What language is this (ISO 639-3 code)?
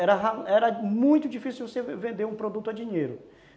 por